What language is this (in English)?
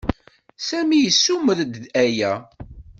Kabyle